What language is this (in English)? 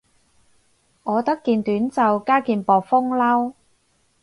Cantonese